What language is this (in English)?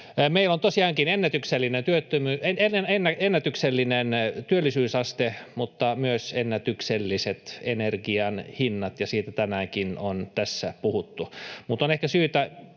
Finnish